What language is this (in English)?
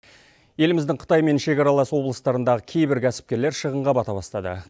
Kazakh